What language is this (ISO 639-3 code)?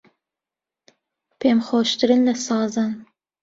ckb